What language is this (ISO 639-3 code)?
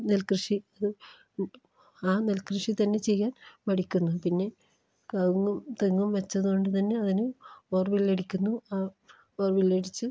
mal